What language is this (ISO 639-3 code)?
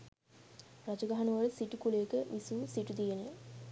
sin